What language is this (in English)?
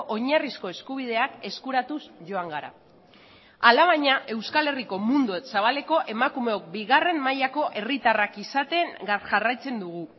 Basque